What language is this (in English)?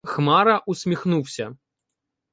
Ukrainian